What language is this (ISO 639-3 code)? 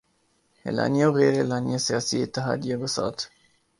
urd